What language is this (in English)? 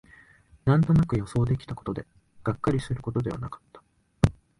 Japanese